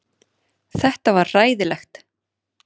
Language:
Icelandic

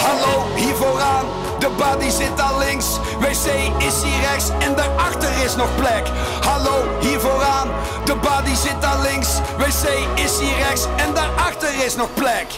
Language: Dutch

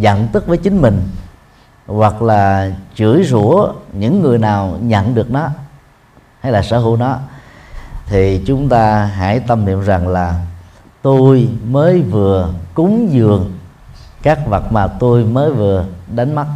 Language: Vietnamese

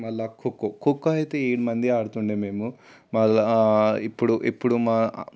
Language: Telugu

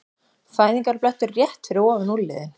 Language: Icelandic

